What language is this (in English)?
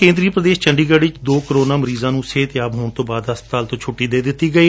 Punjabi